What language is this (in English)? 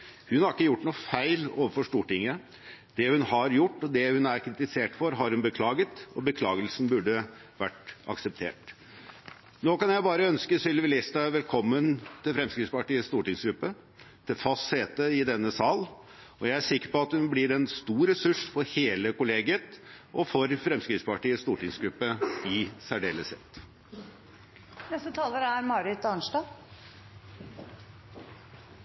Norwegian Bokmål